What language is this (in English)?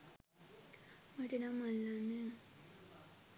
Sinhala